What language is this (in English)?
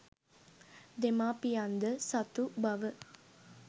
Sinhala